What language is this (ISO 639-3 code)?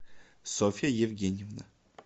rus